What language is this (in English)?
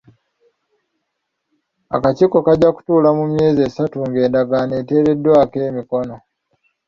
Ganda